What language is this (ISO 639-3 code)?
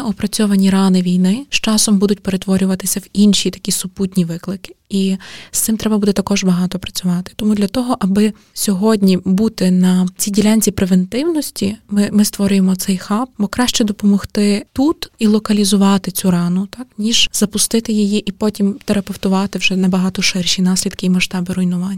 ukr